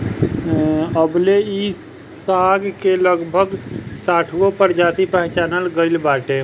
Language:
Bhojpuri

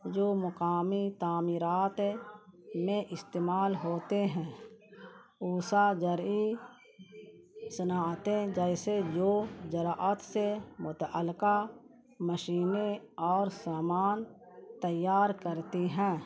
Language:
Urdu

